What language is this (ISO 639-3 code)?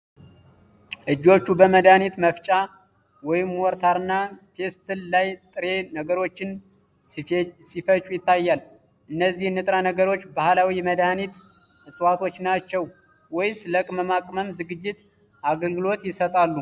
amh